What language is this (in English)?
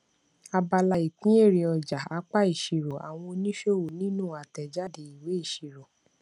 Yoruba